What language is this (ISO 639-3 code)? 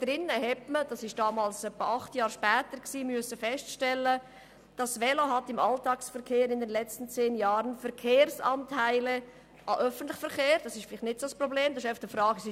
gsw